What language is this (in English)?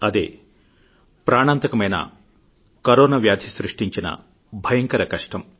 Telugu